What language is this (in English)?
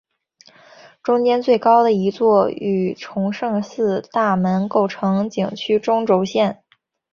Chinese